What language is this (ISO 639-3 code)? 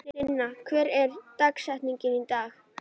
isl